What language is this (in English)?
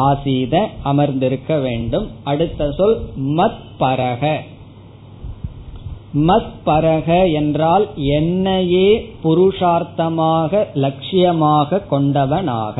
Tamil